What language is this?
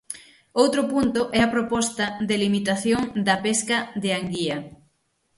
Galician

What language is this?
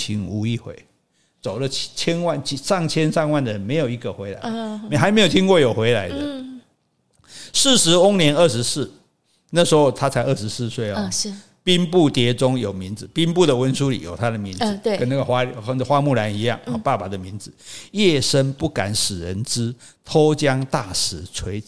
Chinese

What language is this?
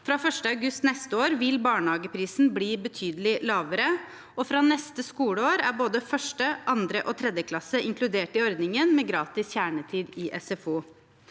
Norwegian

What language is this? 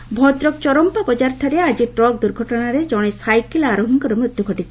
Odia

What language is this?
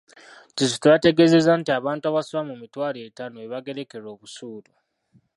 Ganda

